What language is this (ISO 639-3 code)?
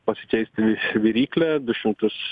lit